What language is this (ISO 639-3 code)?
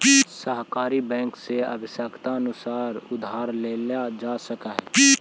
mag